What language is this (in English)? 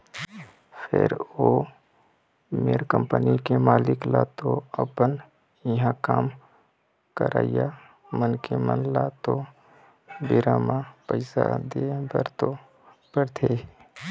Chhattisgarhi